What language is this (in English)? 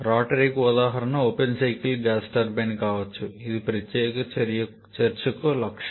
Telugu